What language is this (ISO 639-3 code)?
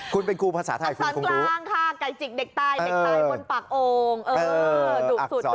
tha